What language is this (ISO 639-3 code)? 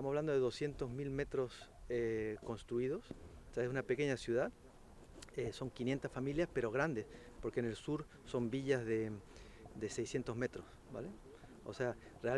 spa